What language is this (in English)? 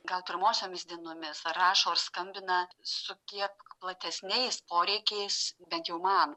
Lithuanian